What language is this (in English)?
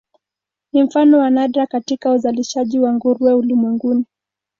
Swahili